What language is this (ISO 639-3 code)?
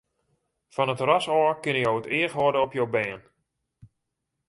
fry